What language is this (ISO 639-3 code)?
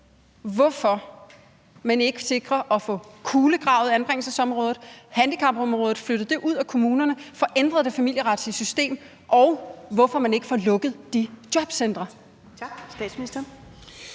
dan